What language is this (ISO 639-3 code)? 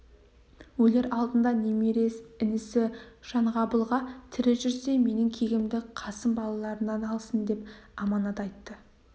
kaz